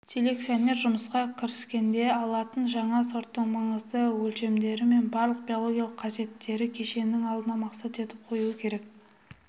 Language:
Kazakh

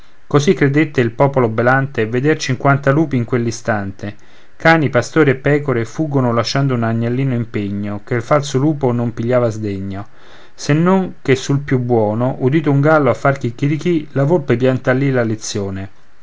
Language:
Italian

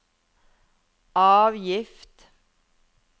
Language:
Norwegian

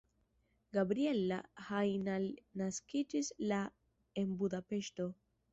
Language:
Esperanto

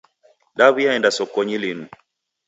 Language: Taita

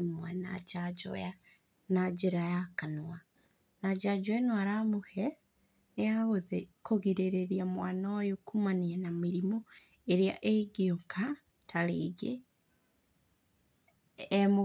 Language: Kikuyu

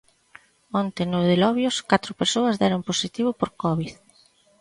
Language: Galician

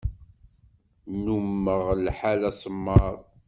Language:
Kabyle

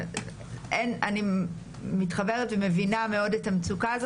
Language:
Hebrew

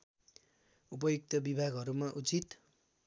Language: Nepali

